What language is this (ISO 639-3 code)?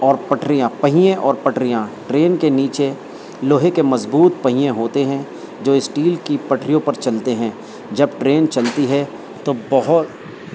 urd